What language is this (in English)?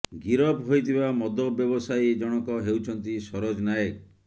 Odia